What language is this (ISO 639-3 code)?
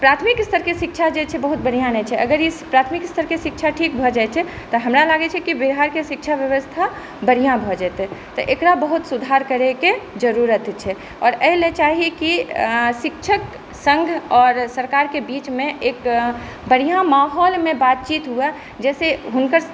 mai